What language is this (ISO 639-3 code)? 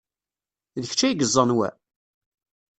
kab